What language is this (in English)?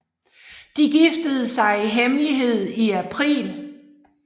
Danish